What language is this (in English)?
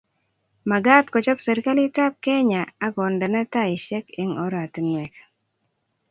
Kalenjin